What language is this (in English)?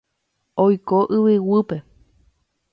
Guarani